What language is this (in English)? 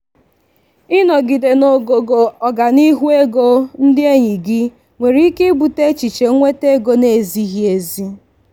Igbo